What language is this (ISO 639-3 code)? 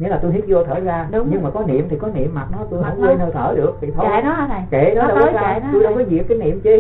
vie